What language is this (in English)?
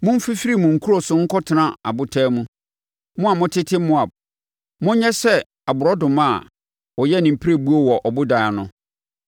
Akan